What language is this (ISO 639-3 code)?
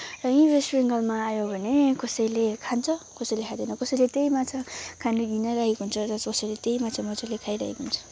nep